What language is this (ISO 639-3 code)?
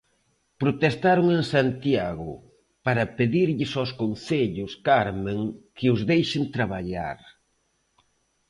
glg